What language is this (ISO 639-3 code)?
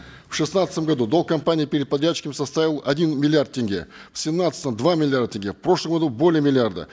kaz